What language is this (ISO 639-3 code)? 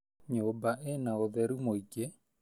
kik